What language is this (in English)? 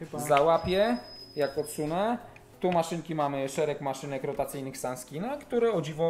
Polish